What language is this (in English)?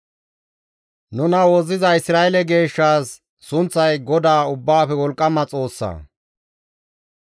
Gamo